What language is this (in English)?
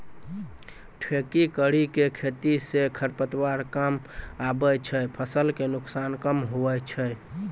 Maithili